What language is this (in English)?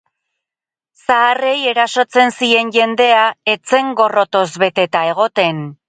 Basque